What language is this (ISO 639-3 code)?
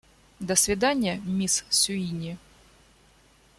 rus